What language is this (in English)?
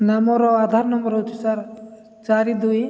Odia